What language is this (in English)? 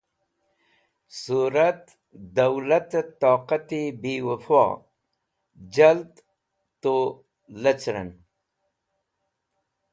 Wakhi